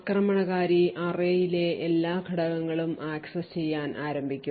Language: Malayalam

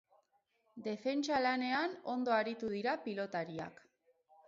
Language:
Basque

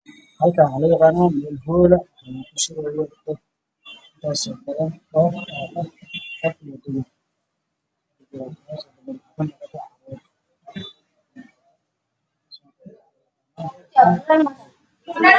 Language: Somali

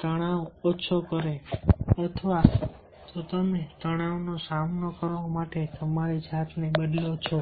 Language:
Gujarati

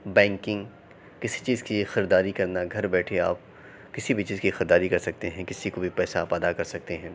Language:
Urdu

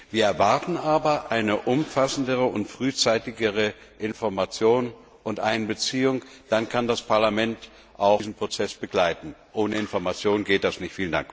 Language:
German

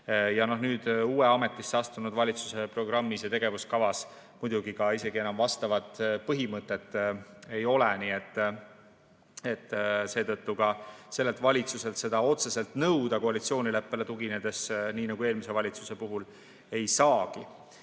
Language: Estonian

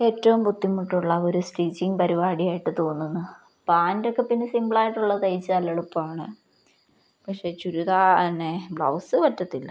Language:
Malayalam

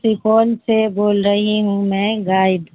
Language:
Urdu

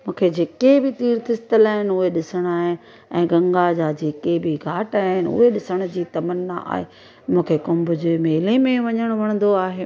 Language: Sindhi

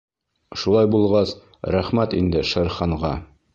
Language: Bashkir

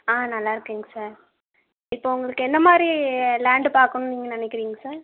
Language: Tamil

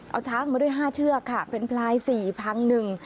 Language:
Thai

